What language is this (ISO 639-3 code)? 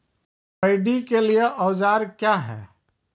mai